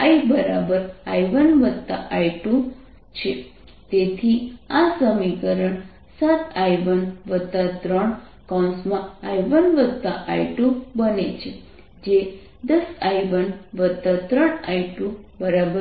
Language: Gujarati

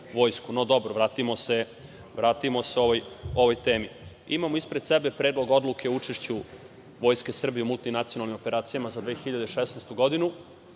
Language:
Serbian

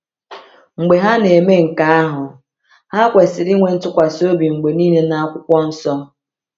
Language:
Igbo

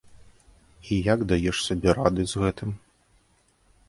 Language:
Belarusian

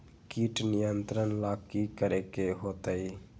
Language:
Magahi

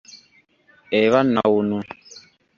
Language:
Ganda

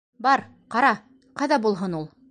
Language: Bashkir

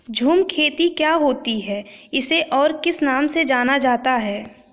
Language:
Hindi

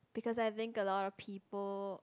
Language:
English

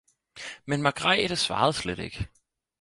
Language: Danish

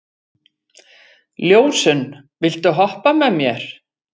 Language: Icelandic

